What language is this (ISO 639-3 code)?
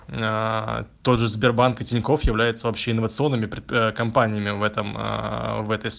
rus